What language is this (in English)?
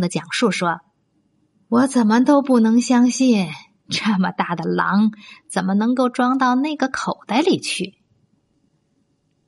Chinese